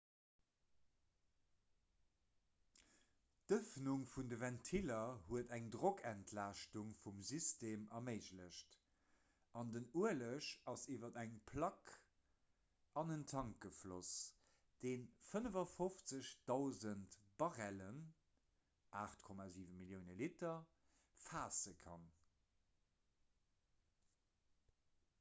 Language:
Luxembourgish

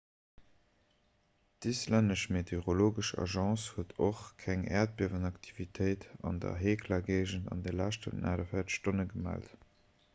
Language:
Luxembourgish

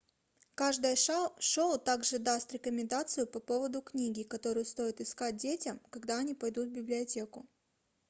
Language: Russian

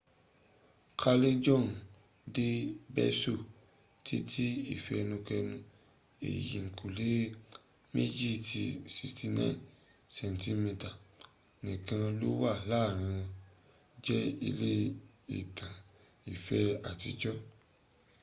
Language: Yoruba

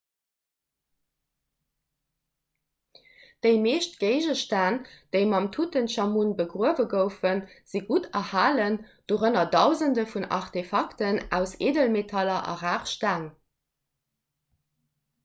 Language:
Luxembourgish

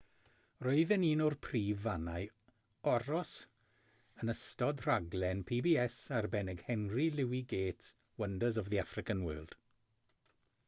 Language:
Welsh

